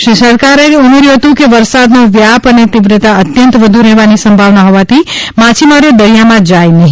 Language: Gujarati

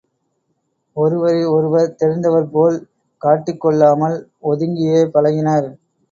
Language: Tamil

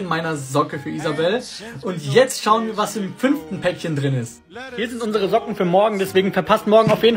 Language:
German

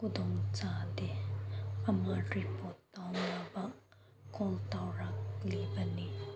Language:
Manipuri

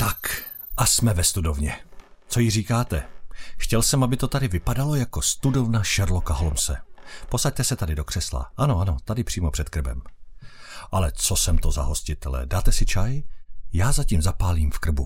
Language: Czech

